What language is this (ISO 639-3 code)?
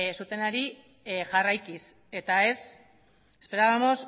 eus